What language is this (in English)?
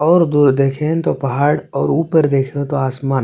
Hindi